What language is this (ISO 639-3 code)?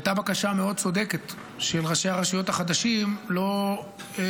heb